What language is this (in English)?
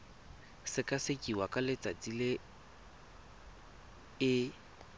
Tswana